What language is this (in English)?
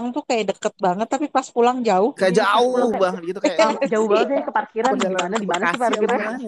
Indonesian